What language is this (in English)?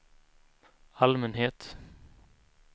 Swedish